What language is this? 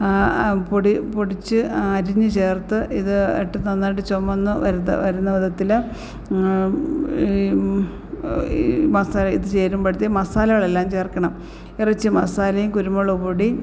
Malayalam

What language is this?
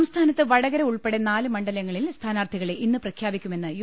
Malayalam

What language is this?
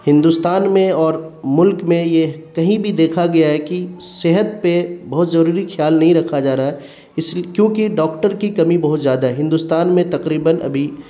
Urdu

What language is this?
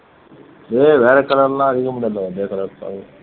Tamil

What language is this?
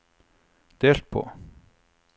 Norwegian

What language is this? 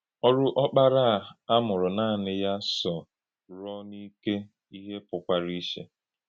Igbo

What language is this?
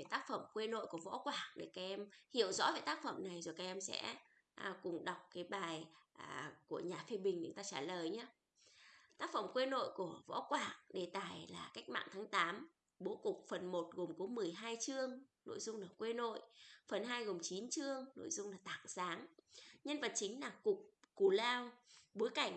Vietnamese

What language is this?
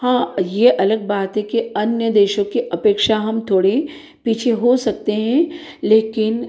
Hindi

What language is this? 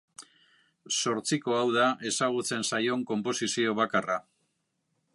Basque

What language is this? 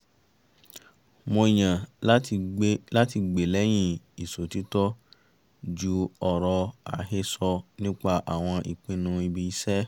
Yoruba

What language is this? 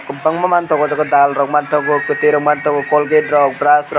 Kok Borok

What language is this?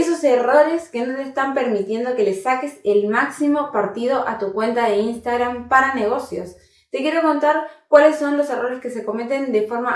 Spanish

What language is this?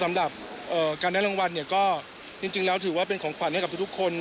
Thai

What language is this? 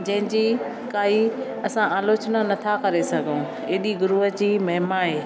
Sindhi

